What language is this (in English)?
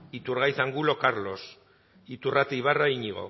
Basque